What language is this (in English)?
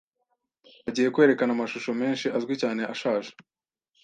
Kinyarwanda